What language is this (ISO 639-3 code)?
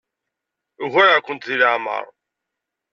kab